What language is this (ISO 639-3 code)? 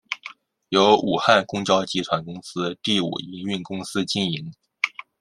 zho